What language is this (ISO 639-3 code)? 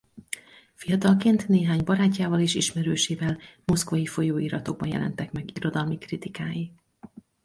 hun